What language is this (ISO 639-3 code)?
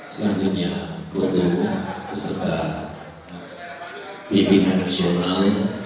ind